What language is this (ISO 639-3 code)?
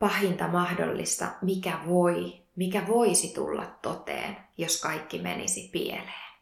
fin